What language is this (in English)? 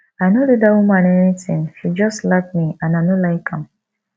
Nigerian Pidgin